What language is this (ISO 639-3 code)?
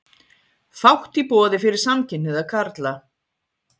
isl